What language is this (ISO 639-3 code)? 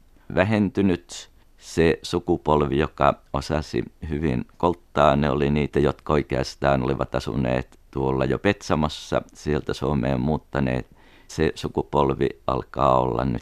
fin